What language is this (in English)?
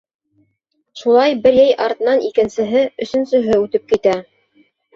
Bashkir